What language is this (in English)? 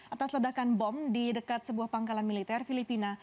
Indonesian